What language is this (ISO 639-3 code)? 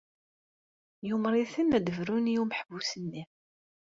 kab